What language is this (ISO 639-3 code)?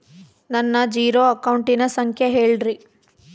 kan